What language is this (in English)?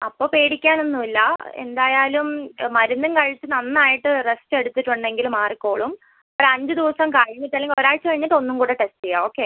Malayalam